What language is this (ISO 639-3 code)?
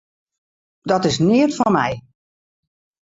fry